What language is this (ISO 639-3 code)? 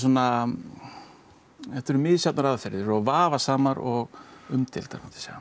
isl